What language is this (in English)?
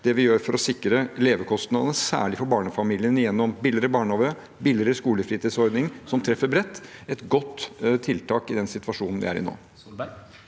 Norwegian